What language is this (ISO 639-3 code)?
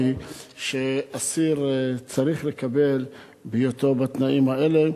heb